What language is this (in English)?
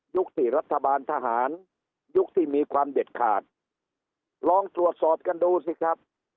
Thai